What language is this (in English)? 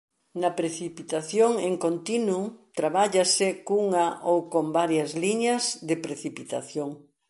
Galician